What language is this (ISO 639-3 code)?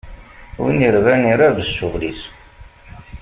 kab